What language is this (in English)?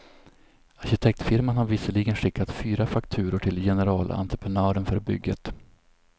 Swedish